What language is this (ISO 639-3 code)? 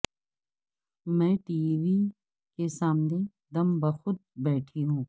urd